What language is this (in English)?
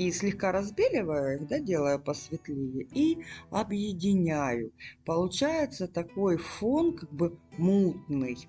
Russian